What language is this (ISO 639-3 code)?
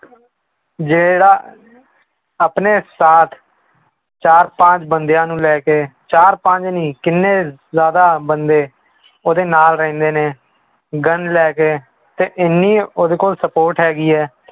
pan